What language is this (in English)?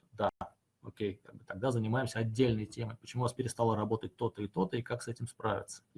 Russian